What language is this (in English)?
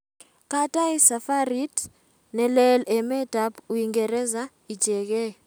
Kalenjin